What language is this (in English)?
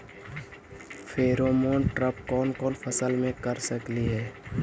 Magahi